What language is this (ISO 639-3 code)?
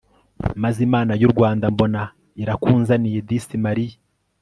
kin